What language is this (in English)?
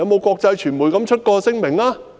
Cantonese